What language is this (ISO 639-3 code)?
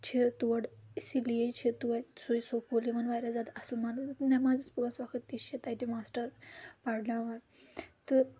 kas